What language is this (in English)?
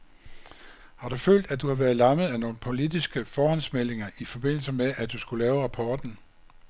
Danish